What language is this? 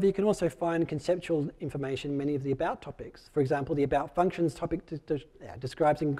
English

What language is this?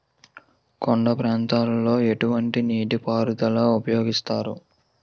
Telugu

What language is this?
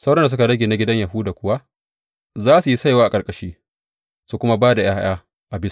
Hausa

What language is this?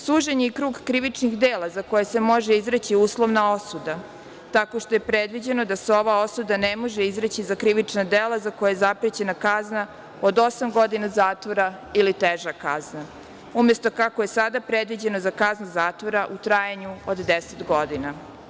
Serbian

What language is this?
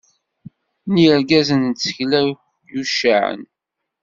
Kabyle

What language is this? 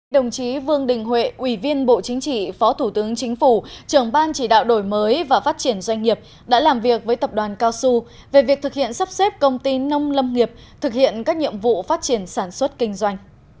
Vietnamese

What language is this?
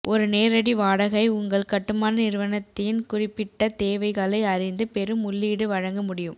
Tamil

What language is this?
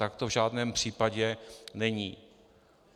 Czech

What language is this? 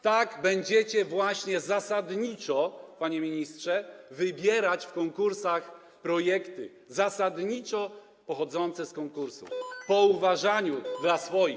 Polish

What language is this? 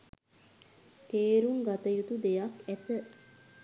Sinhala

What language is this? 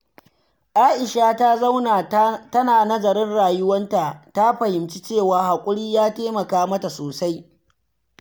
Hausa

